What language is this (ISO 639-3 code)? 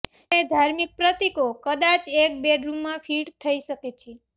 guj